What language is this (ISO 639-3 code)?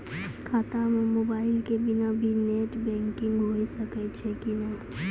mai